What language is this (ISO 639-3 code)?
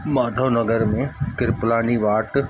snd